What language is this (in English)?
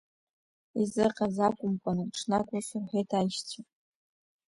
Abkhazian